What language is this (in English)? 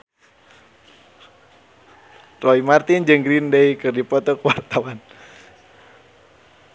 Sundanese